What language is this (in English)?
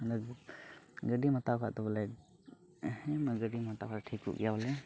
Santali